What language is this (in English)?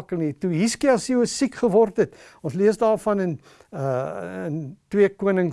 Dutch